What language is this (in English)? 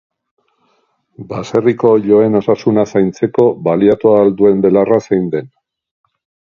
Basque